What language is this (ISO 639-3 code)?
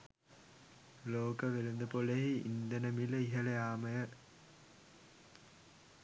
sin